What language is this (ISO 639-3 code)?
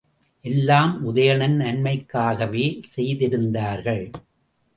tam